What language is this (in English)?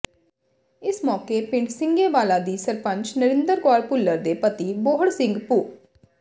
Punjabi